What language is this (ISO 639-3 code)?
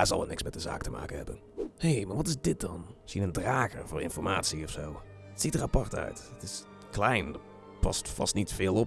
nld